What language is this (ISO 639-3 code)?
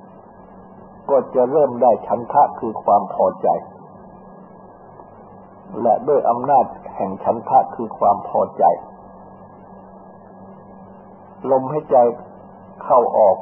tha